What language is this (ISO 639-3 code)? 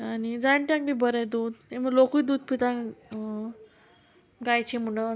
kok